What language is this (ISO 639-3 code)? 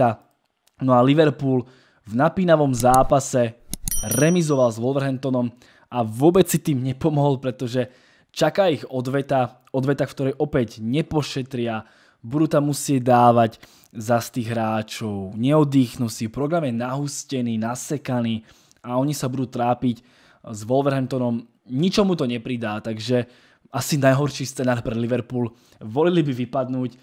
slk